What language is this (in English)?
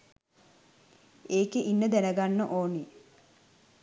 Sinhala